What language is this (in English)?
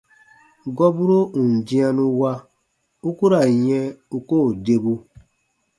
Baatonum